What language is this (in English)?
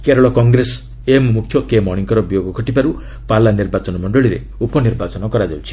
Odia